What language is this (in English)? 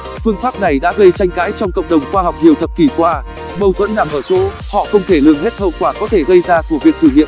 Vietnamese